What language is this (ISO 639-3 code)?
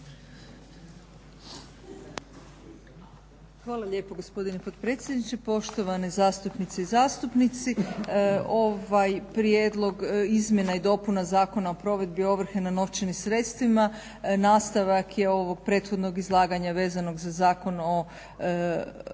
hrv